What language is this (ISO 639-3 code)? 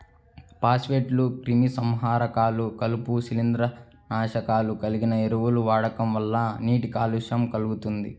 tel